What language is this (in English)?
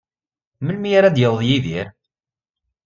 Kabyle